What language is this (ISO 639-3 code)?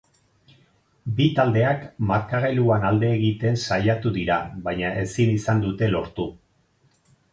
eus